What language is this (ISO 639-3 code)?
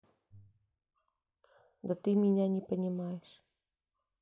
rus